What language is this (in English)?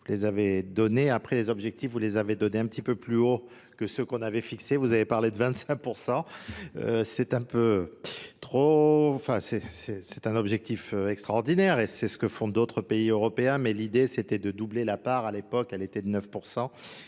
French